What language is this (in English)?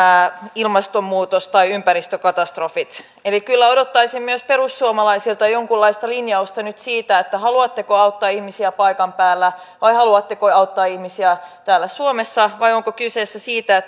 Finnish